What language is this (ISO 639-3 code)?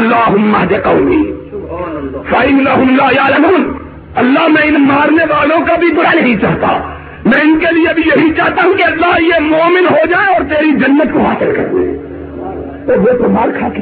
urd